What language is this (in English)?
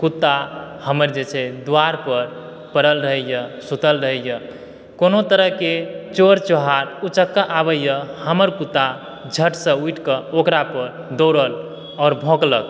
Maithili